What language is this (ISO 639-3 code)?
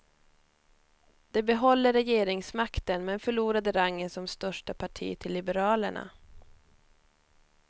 swe